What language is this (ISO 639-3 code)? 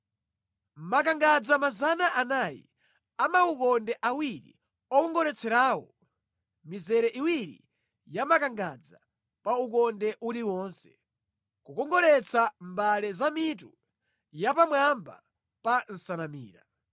nya